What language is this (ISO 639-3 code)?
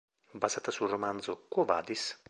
ita